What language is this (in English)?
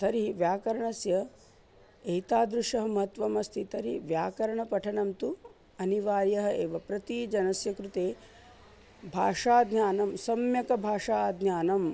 Sanskrit